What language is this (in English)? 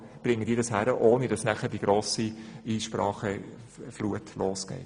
Swiss German